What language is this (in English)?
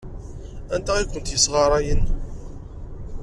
Kabyle